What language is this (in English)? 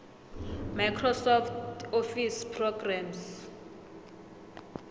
South Ndebele